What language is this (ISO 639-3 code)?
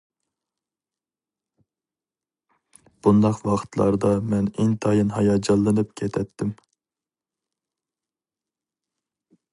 uig